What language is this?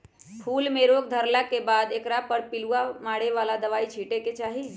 Magahi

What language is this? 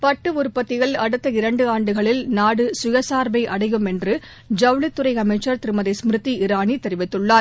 Tamil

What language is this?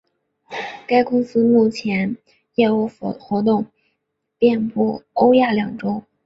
Chinese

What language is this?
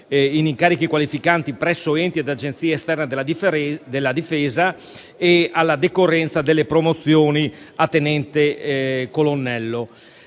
Italian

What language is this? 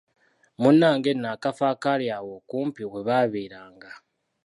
Ganda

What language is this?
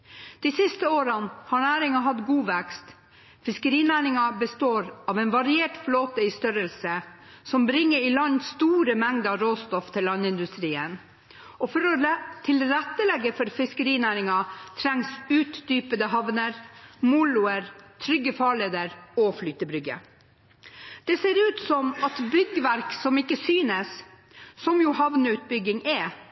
Norwegian Bokmål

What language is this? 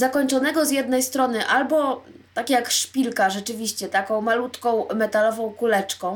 Polish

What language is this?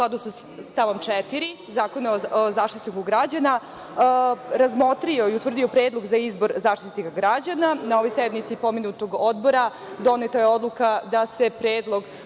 Serbian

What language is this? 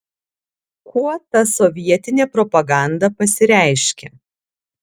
Lithuanian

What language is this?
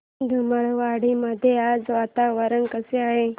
Marathi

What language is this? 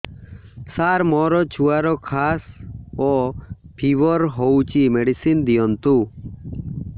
Odia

